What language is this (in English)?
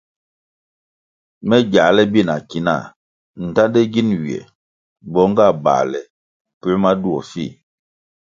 Kwasio